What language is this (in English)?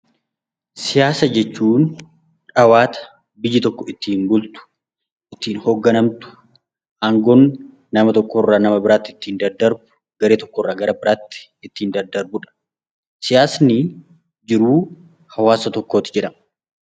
Oromo